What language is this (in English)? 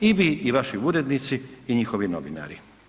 Croatian